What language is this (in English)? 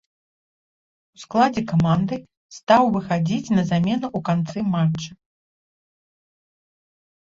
Belarusian